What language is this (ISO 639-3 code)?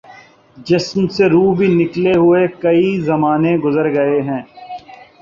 urd